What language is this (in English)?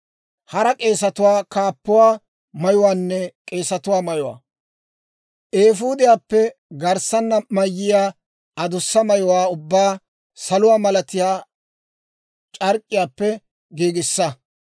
Dawro